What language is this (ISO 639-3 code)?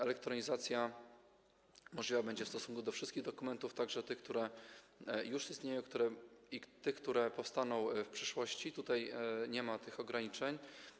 pol